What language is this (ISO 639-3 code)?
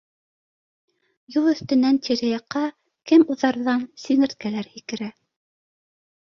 bak